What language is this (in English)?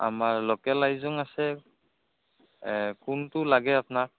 Assamese